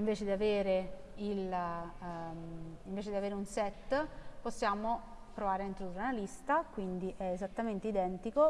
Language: Italian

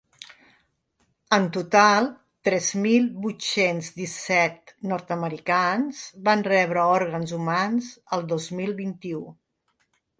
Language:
Catalan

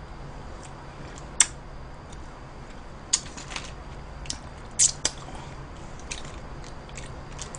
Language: Korean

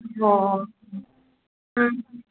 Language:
Manipuri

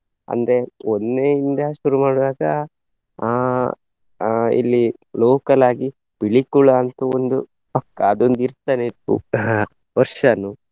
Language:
Kannada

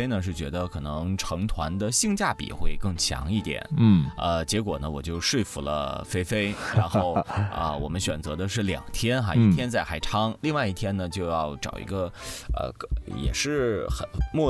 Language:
Chinese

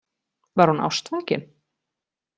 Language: Icelandic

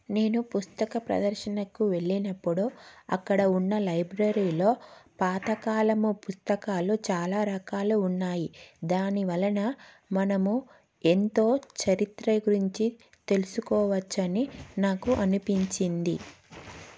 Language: Telugu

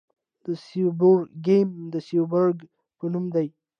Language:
Pashto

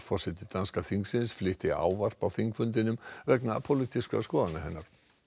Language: Icelandic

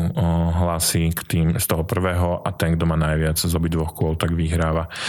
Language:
Slovak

